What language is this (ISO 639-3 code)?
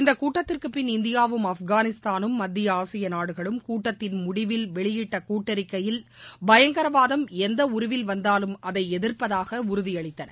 tam